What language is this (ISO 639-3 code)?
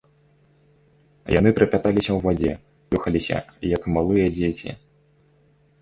bel